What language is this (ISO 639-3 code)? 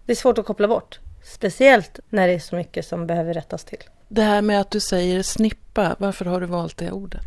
swe